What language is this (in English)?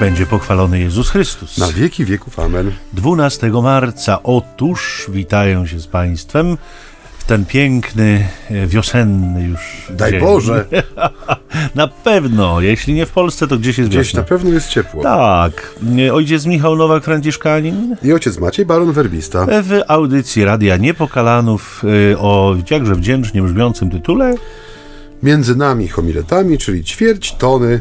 Polish